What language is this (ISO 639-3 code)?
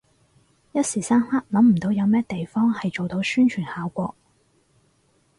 yue